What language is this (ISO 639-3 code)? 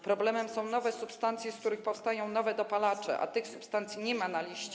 pol